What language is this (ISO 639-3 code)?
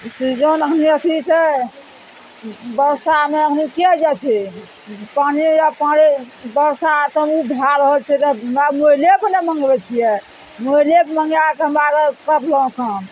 mai